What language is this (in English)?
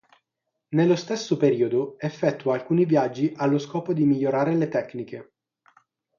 Italian